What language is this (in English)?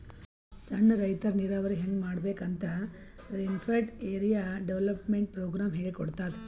Kannada